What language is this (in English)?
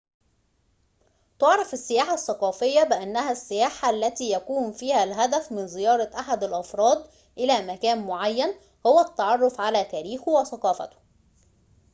Arabic